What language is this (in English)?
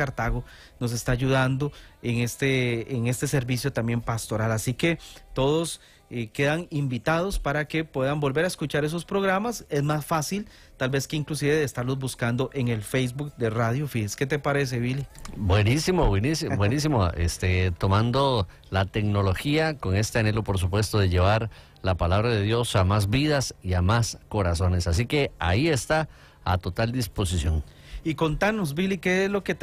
Spanish